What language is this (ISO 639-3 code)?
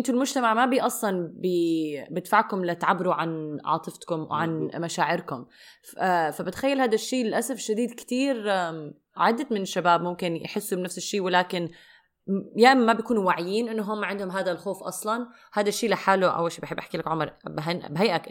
ara